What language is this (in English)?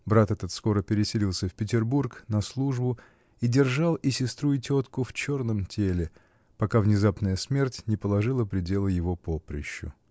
Russian